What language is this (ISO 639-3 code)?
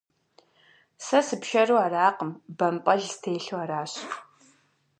kbd